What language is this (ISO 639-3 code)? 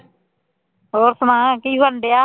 pan